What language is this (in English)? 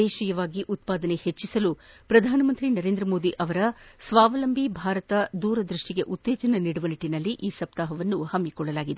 Kannada